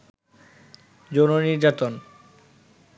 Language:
Bangla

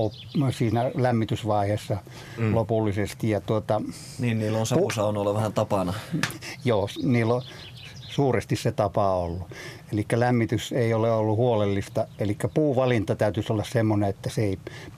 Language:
Finnish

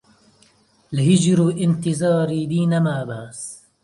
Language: Central Kurdish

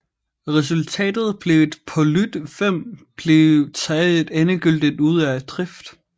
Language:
Danish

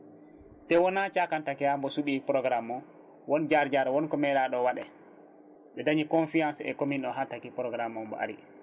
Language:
Fula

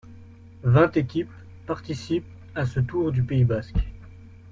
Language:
French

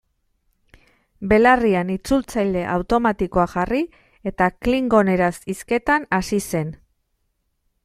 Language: Basque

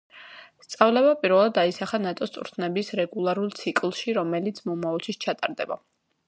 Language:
Georgian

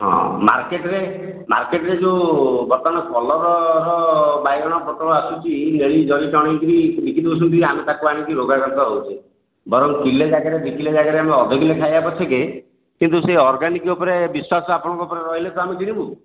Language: Odia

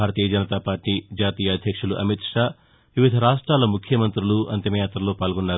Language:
Telugu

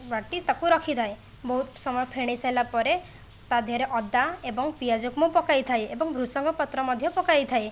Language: Odia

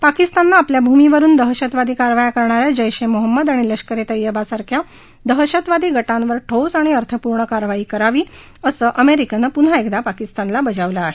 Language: Marathi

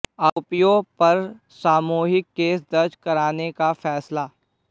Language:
Hindi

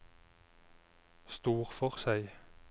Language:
Norwegian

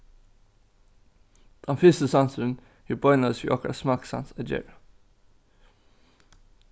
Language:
Faroese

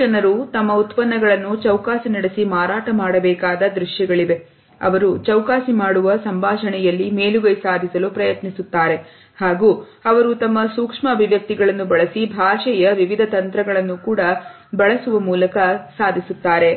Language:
Kannada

